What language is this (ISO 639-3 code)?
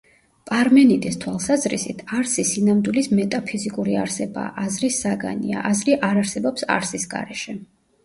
kat